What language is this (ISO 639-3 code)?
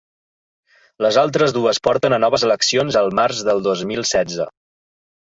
cat